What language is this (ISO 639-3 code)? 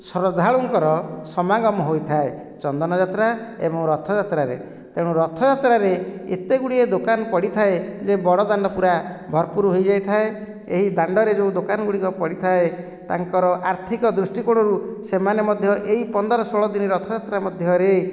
ori